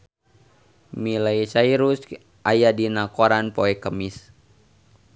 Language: Sundanese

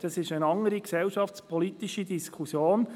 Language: Swiss German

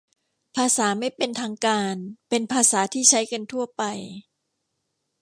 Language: Thai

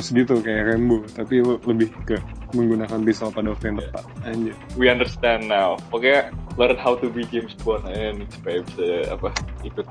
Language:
Indonesian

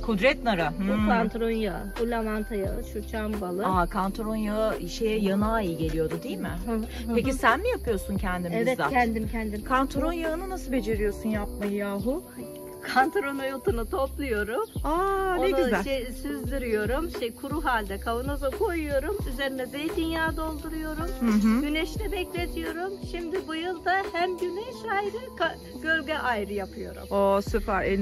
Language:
Turkish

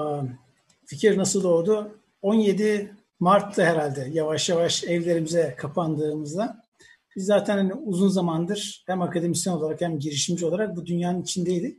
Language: Turkish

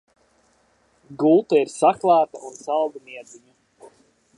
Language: Latvian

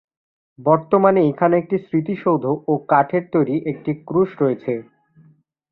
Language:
Bangla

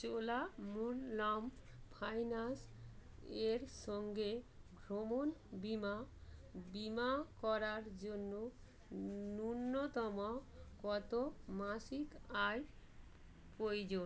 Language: Bangla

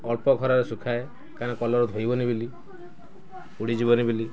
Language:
Odia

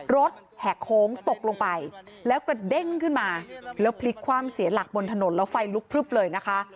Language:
Thai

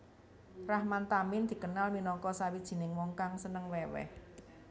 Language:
Javanese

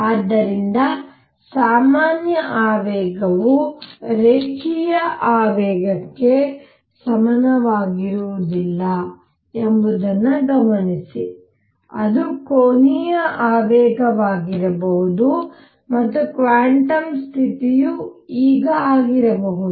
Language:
Kannada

